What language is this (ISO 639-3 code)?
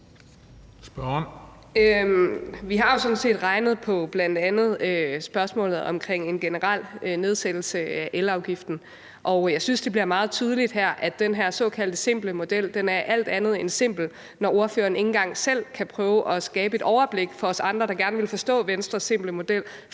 dan